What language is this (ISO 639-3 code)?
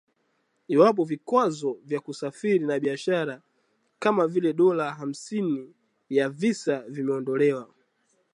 swa